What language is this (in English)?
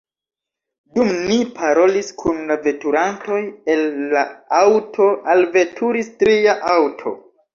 Esperanto